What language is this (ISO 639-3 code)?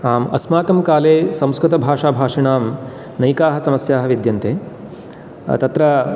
san